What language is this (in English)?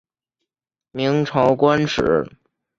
Chinese